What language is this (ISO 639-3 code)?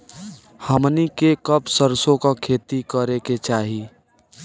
bho